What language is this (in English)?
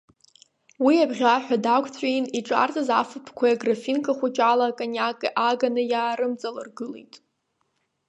Abkhazian